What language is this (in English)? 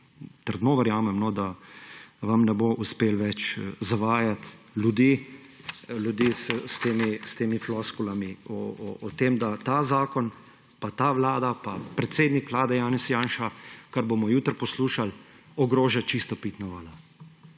Slovenian